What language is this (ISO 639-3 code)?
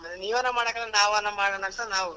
kan